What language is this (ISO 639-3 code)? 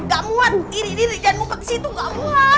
ind